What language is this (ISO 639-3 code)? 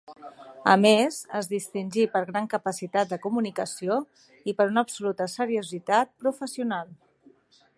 cat